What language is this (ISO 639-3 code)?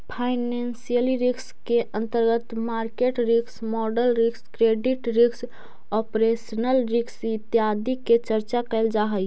mag